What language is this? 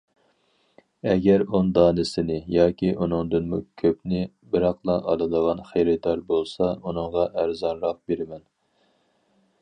Uyghur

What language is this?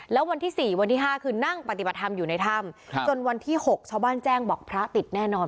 Thai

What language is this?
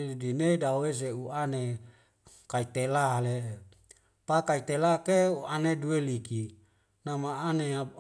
Wemale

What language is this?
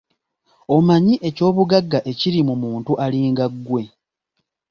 Ganda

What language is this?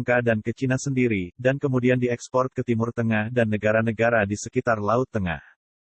Indonesian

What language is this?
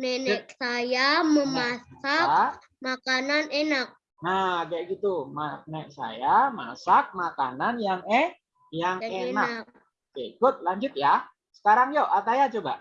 Indonesian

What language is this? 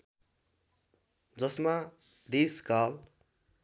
Nepali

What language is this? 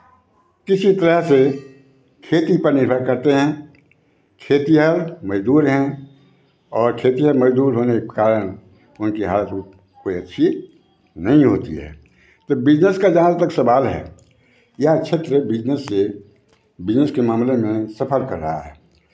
Hindi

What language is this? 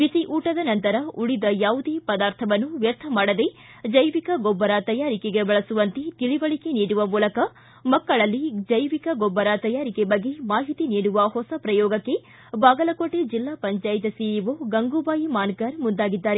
Kannada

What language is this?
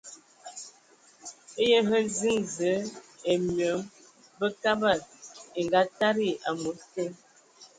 Ewondo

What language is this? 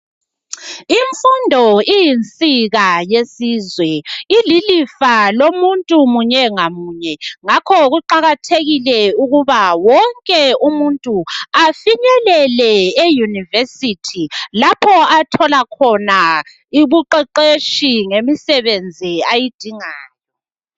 North Ndebele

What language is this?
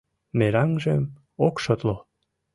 Mari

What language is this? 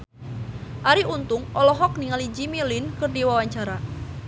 Sundanese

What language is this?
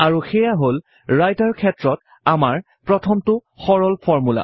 Assamese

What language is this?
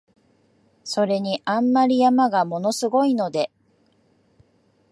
Japanese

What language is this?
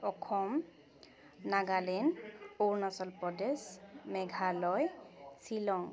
Assamese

